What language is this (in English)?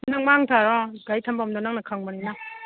Manipuri